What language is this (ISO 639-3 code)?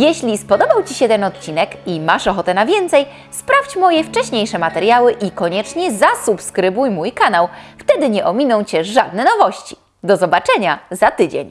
pol